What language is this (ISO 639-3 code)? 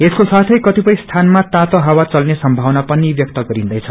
nep